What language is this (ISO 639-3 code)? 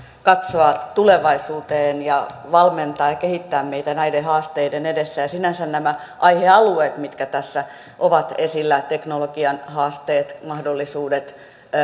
fin